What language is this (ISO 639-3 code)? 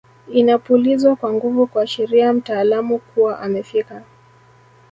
swa